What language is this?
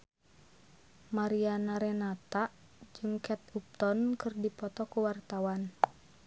Sundanese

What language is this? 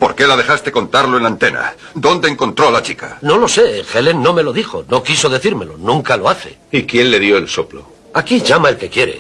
Spanish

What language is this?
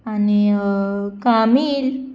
Konkani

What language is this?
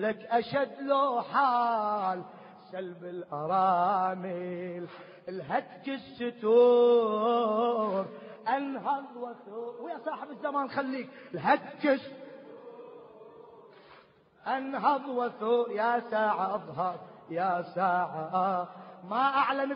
Arabic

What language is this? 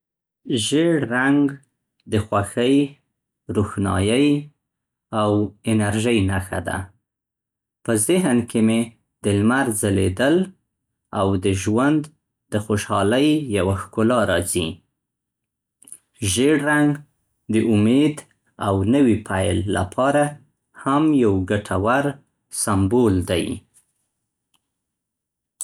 Central Pashto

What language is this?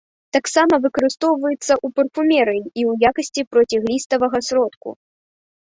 Belarusian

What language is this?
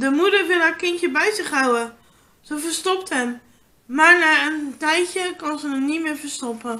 Dutch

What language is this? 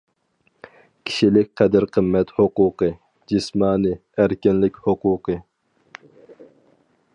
Uyghur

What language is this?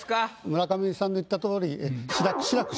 Japanese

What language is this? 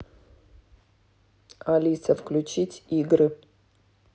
Russian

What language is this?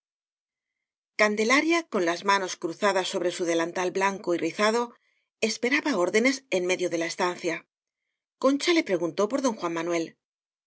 Spanish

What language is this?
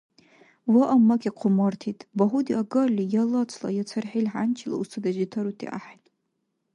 Dargwa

